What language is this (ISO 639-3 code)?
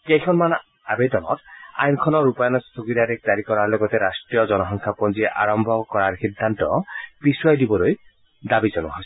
asm